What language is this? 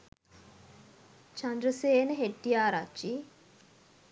Sinhala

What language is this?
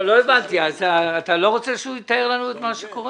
Hebrew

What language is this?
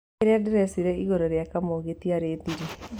Kikuyu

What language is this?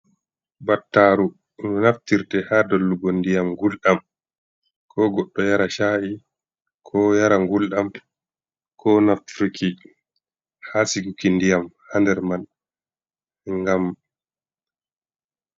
Fula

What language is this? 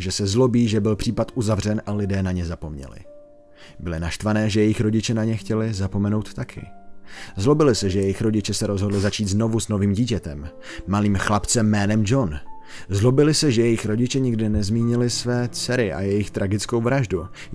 Czech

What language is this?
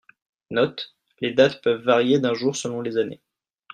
French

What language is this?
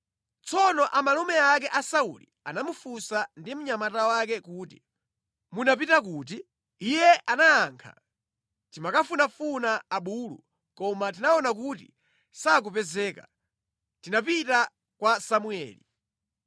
Nyanja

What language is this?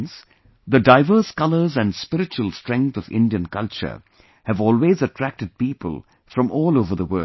English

